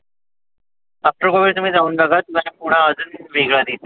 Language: Marathi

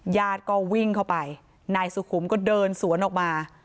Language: Thai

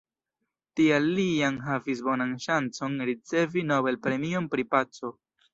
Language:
Esperanto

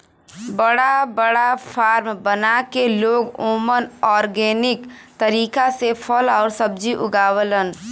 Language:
Bhojpuri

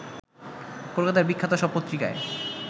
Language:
Bangla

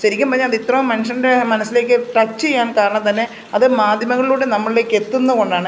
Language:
Malayalam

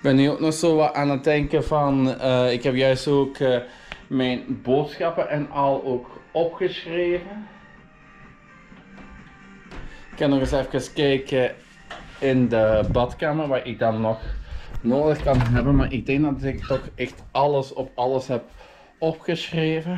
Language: Dutch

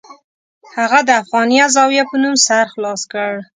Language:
Pashto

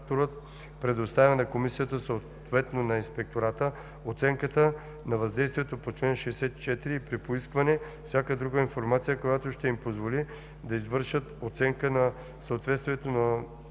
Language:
Bulgarian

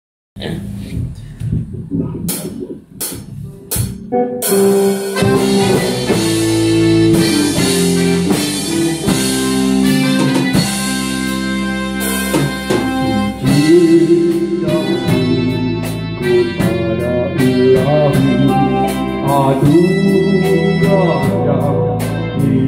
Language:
Indonesian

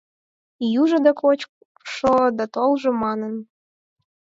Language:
Mari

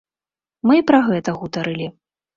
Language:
Belarusian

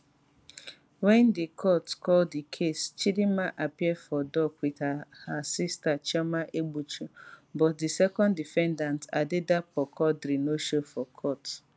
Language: Nigerian Pidgin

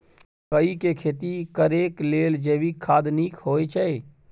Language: Maithili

